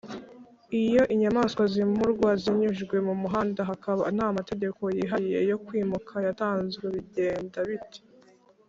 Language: Kinyarwanda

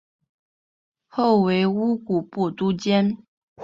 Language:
Chinese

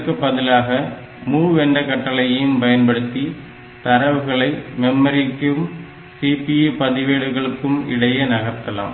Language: Tamil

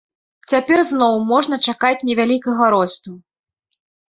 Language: Belarusian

